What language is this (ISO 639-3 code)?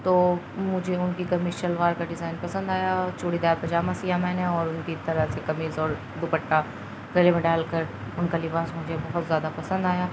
urd